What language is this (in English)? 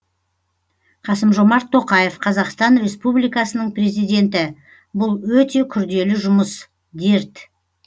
Kazakh